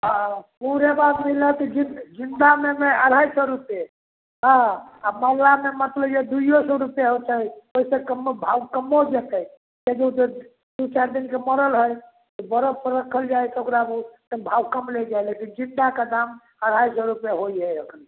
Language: Maithili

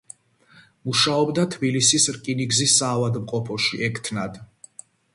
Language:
Georgian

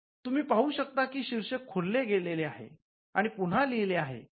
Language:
Marathi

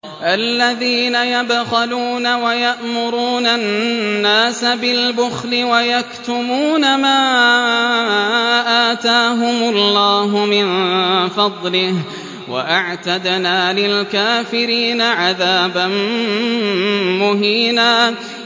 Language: Arabic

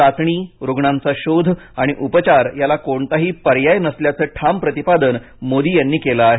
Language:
Marathi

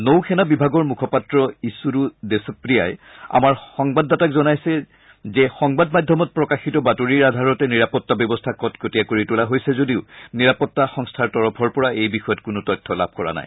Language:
Assamese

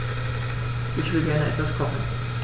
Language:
German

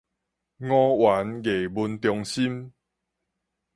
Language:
Min Nan Chinese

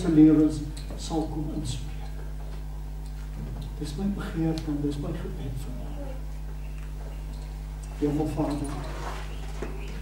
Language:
Dutch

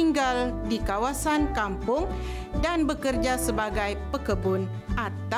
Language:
Malay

